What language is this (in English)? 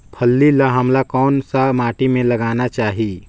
Chhattisgarhi